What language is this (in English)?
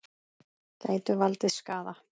Icelandic